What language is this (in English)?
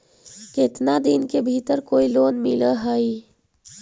Magahi